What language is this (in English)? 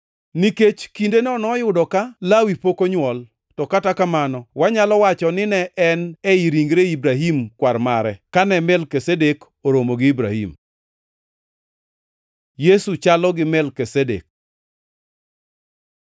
Luo (Kenya and Tanzania)